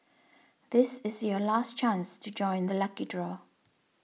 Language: English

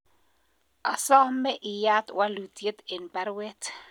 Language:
Kalenjin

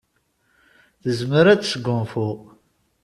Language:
Kabyle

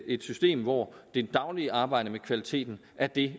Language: Danish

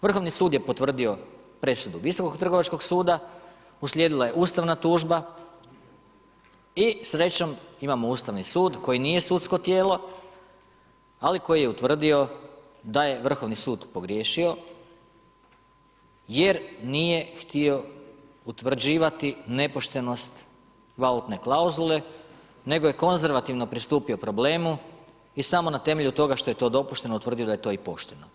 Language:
Croatian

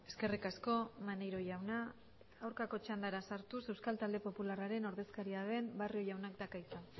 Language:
Basque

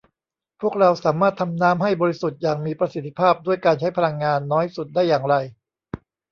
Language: Thai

